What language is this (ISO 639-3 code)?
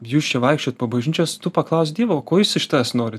lit